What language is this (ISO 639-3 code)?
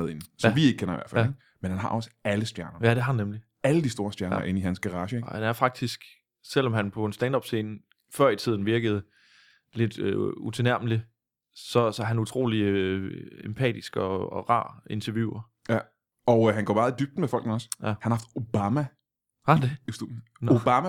dan